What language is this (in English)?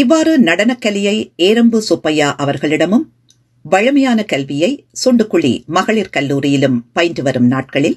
Tamil